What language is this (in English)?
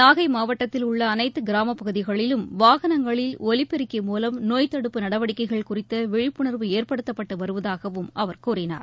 Tamil